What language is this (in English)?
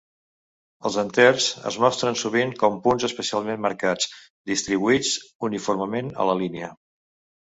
Catalan